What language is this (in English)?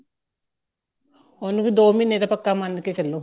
Punjabi